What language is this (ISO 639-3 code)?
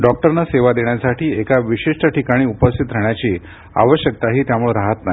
mar